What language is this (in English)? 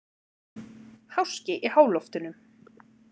Icelandic